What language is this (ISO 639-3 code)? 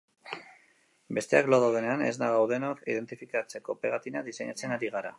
eus